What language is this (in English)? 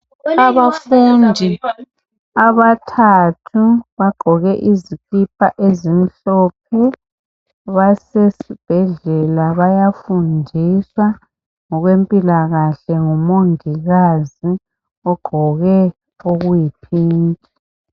North Ndebele